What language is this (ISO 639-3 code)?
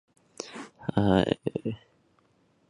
zho